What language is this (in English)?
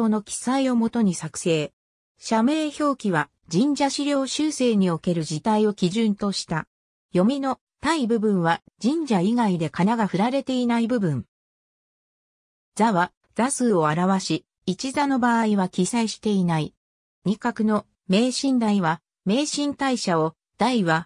Japanese